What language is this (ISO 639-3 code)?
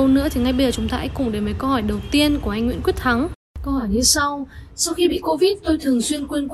vie